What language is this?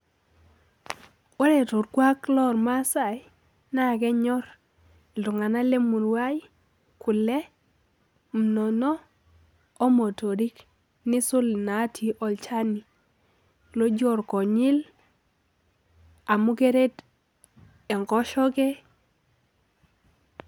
Masai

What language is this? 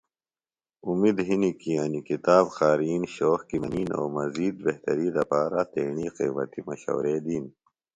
Phalura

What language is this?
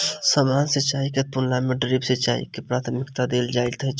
Maithili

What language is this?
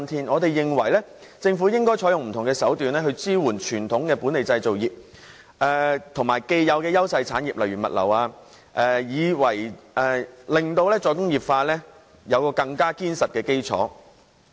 Cantonese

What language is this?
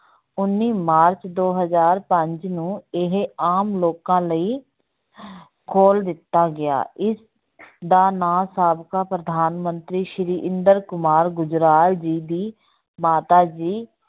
Punjabi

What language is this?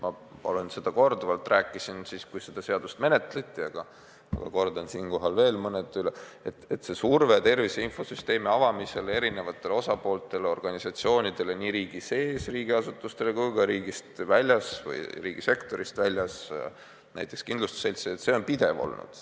Estonian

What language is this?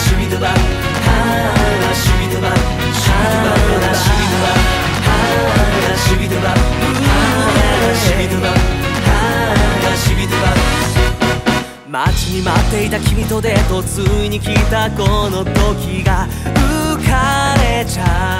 Japanese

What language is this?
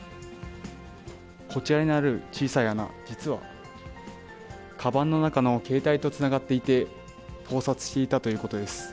Japanese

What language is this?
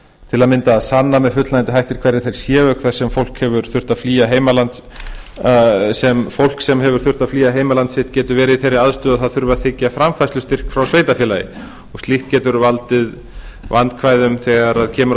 Icelandic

